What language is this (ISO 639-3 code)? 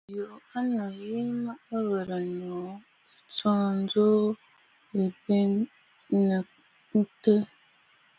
bfd